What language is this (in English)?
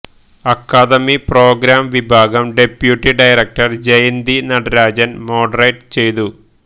Malayalam